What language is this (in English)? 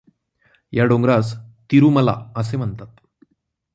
Marathi